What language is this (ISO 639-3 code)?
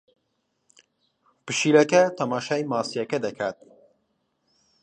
ckb